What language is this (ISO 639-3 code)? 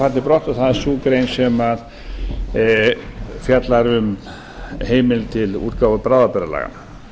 isl